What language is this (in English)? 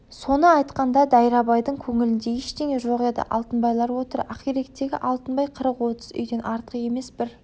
Kazakh